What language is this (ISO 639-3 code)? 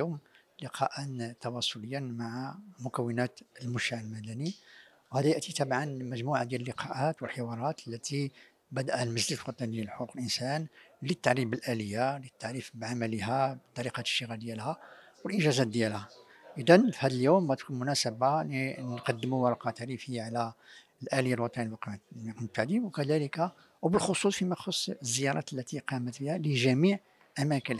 ara